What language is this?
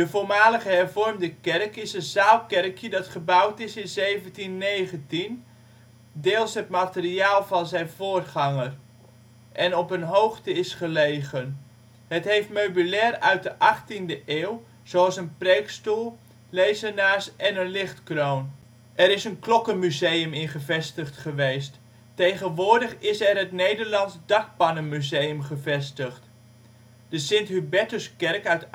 Dutch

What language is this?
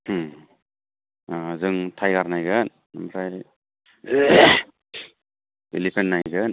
Bodo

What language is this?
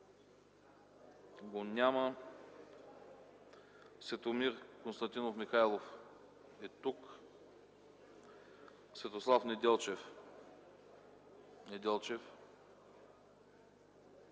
Bulgarian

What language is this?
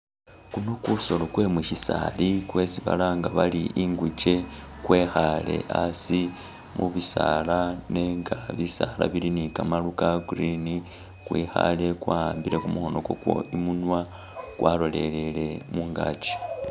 Masaaba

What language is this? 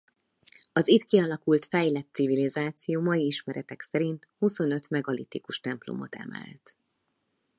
Hungarian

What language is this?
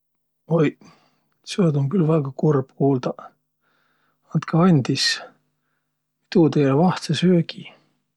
Võro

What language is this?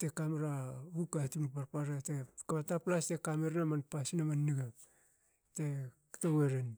Hakö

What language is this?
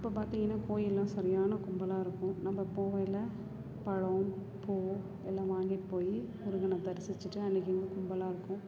Tamil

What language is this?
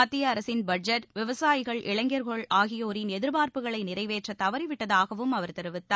Tamil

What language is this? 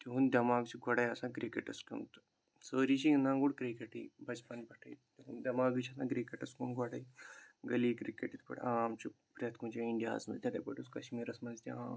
Kashmiri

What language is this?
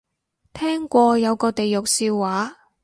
Cantonese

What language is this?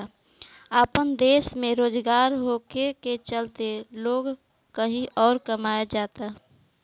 Bhojpuri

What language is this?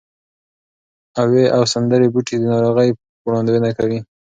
Pashto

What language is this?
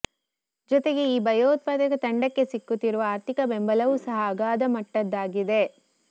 Kannada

